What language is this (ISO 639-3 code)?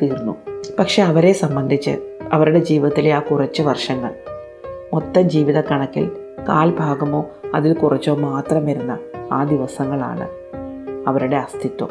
mal